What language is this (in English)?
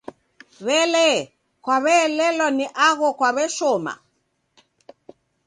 Taita